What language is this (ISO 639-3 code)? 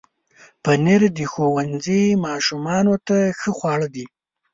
pus